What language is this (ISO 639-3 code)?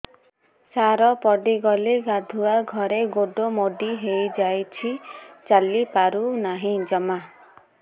ori